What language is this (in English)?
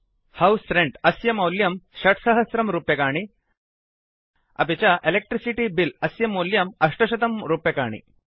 Sanskrit